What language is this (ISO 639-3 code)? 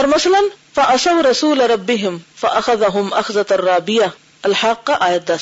urd